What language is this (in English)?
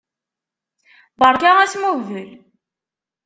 Kabyle